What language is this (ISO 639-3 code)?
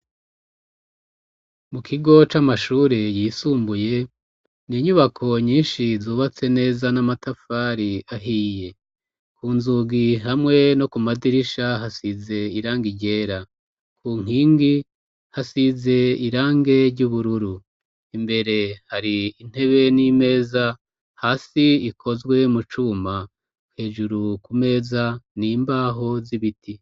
run